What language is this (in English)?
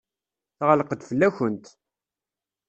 Kabyle